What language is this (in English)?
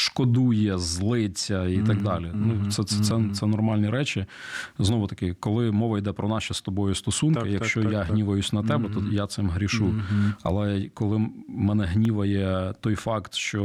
Ukrainian